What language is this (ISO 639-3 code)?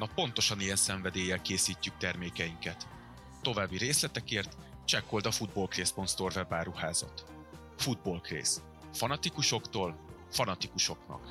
hun